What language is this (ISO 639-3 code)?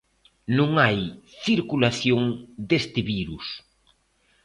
glg